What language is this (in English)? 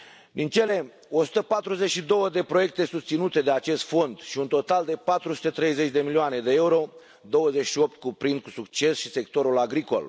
Romanian